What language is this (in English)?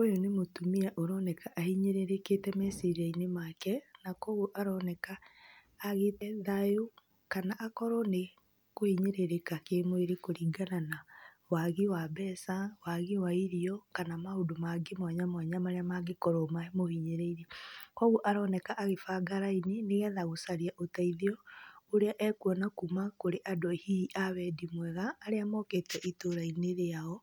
Kikuyu